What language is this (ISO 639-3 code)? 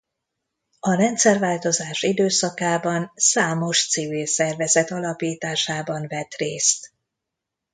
hun